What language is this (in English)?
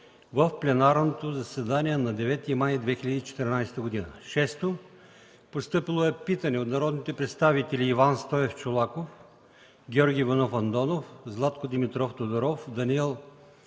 Bulgarian